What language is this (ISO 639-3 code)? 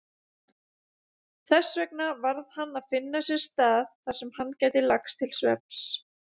isl